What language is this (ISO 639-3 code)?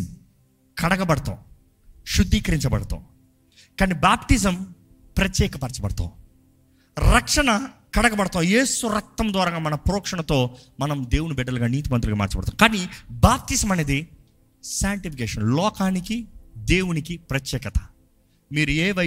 tel